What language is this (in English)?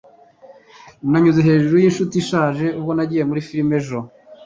Kinyarwanda